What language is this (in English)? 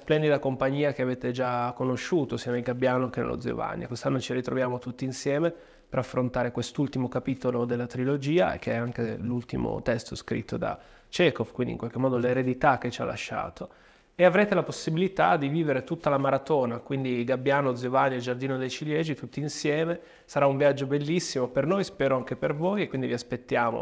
Italian